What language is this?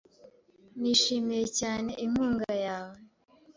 Kinyarwanda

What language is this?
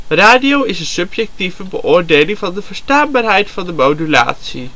Dutch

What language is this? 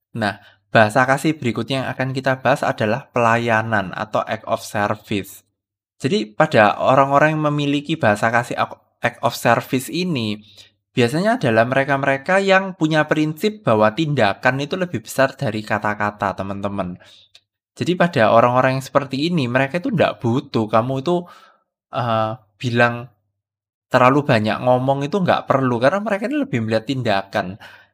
Indonesian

